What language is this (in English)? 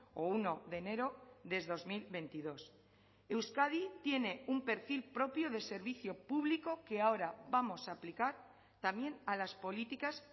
Spanish